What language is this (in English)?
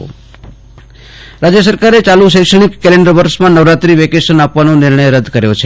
Gujarati